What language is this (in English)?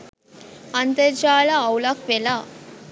Sinhala